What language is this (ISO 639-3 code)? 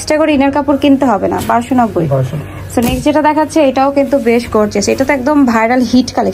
ben